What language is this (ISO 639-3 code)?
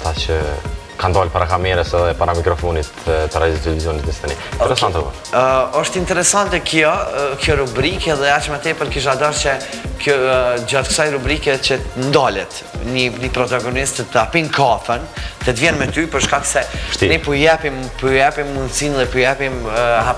ron